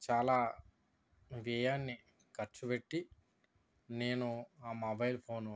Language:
Telugu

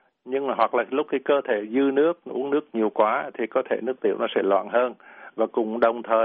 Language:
Vietnamese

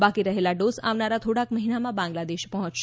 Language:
Gujarati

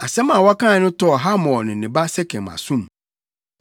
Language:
Akan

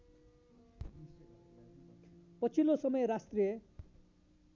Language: Nepali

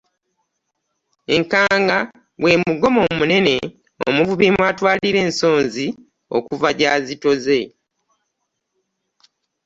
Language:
Ganda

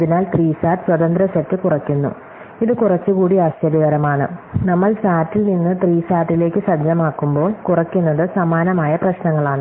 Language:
Malayalam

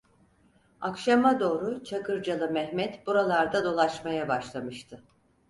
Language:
Turkish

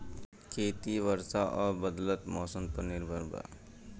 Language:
Bhojpuri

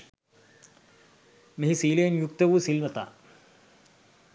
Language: Sinhala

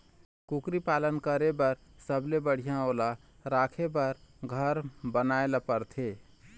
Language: Chhattisgarhi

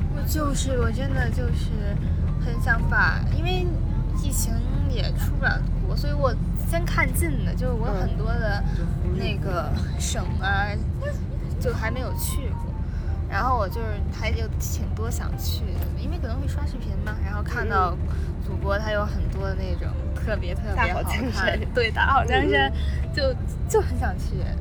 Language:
Chinese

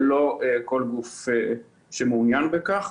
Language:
Hebrew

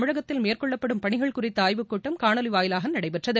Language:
Tamil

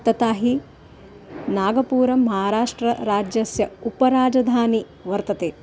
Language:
Sanskrit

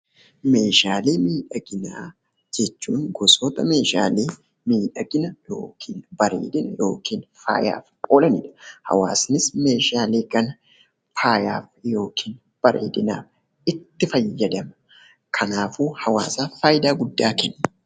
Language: Oromo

